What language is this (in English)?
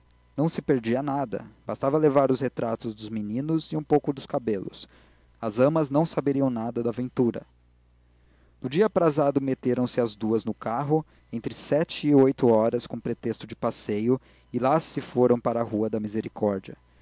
Portuguese